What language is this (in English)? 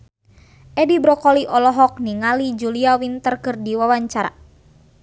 Sundanese